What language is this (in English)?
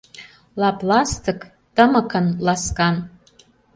Mari